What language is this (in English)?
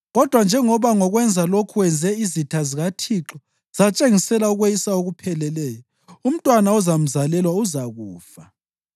North Ndebele